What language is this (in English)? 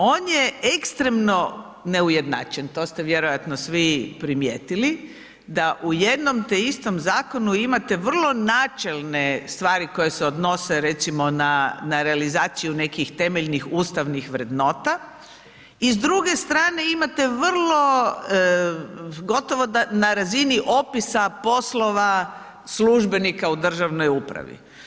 Croatian